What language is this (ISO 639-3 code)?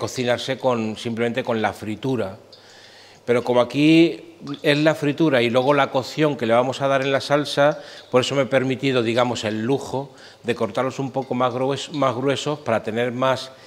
spa